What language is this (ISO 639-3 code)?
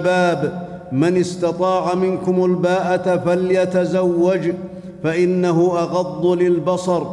ara